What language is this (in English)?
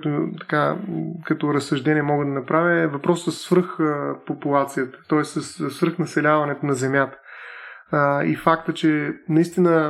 Bulgarian